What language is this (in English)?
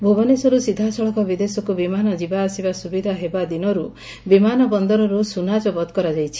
Odia